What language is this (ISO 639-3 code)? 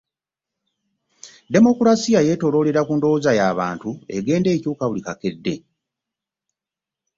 lug